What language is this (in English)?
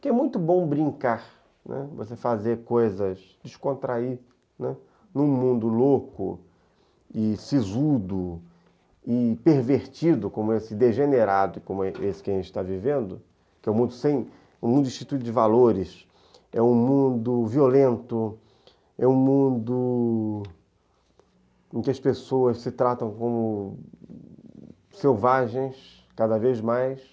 Portuguese